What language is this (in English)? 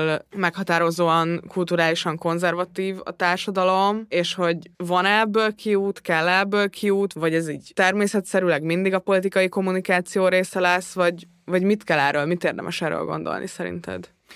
Hungarian